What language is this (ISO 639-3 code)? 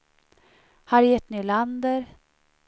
swe